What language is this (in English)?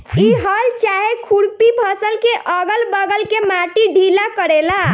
Bhojpuri